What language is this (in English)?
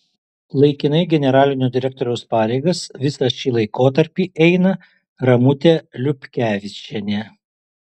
Lithuanian